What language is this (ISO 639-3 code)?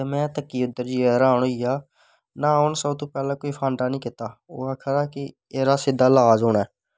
doi